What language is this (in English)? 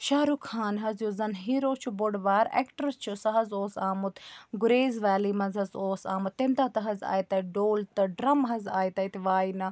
Kashmiri